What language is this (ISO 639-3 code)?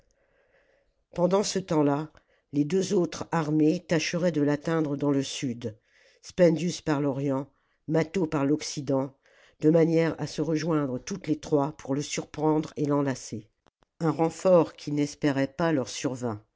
fra